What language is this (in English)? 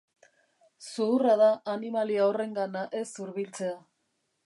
Basque